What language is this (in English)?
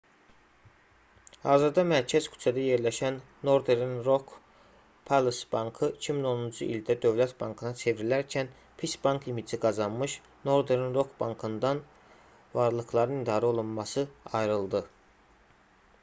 Azerbaijani